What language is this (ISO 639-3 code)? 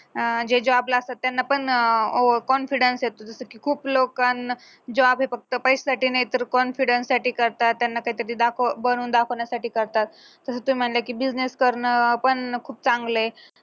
mar